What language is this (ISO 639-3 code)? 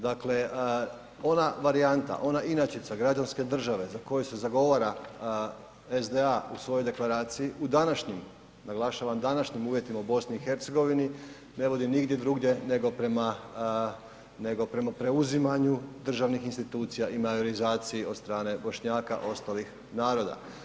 hrv